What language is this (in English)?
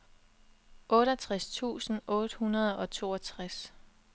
Danish